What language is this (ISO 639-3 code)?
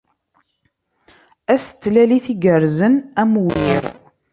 kab